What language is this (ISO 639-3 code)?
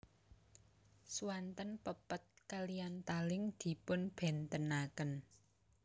jav